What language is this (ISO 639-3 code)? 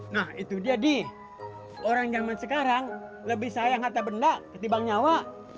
ind